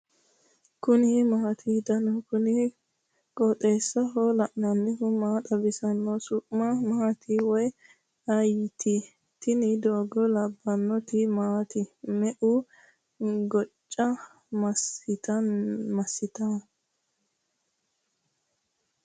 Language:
Sidamo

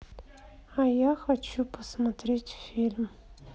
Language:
Russian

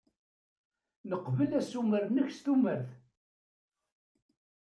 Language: Kabyle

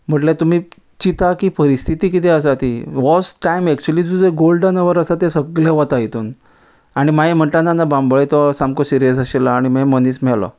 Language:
Konkani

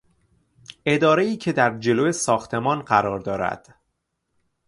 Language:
Persian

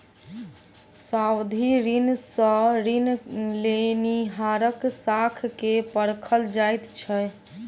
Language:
Maithili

